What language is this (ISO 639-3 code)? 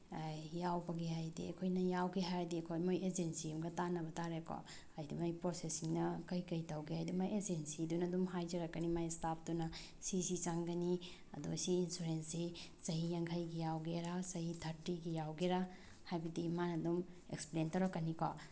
mni